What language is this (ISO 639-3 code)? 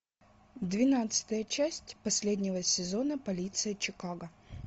rus